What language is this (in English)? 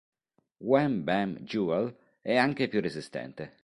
Italian